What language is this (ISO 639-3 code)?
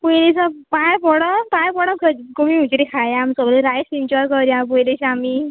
kok